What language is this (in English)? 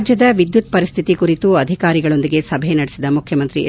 Kannada